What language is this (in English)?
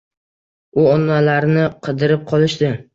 Uzbek